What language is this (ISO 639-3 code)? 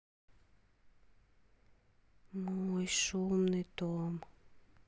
rus